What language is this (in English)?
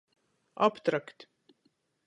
Latgalian